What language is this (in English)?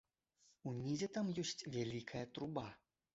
Belarusian